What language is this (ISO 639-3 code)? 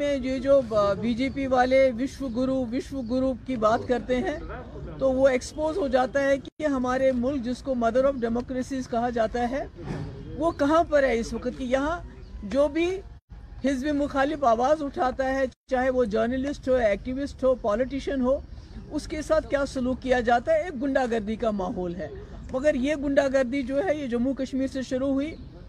urd